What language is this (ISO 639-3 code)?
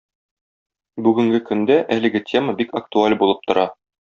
tat